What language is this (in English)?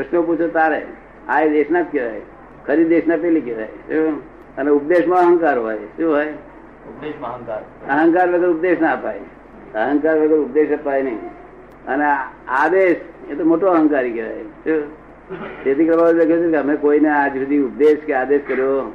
Gujarati